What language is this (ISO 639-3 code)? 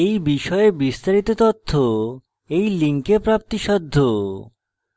ben